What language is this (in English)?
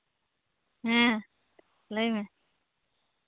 Santali